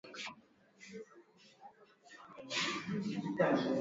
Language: Swahili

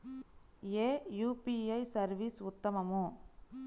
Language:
Telugu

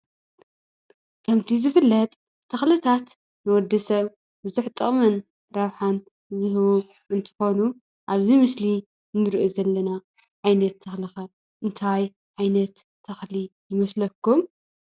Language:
Tigrinya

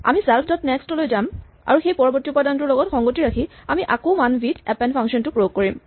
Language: Assamese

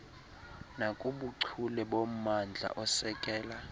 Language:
Xhosa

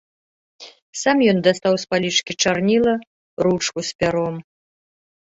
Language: Belarusian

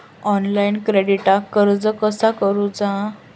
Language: Marathi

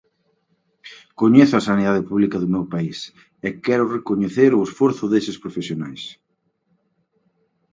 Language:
Galician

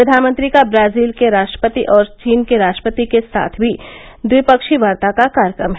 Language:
Hindi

